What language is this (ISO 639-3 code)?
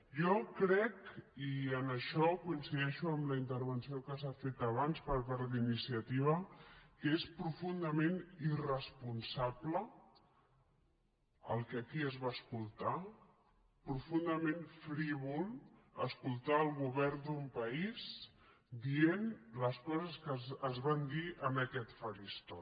cat